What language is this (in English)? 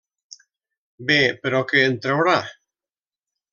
Catalan